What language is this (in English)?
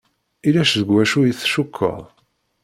Kabyle